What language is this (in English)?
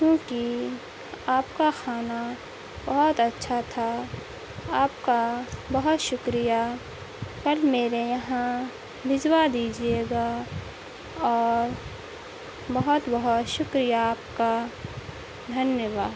Urdu